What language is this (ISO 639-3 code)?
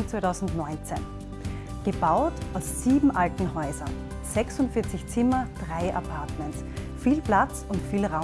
deu